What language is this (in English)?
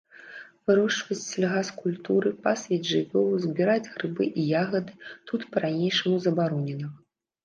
Belarusian